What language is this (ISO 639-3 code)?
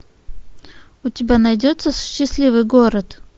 rus